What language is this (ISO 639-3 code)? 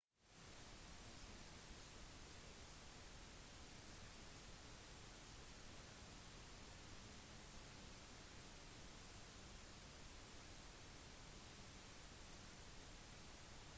nob